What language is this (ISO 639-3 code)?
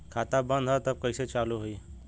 bho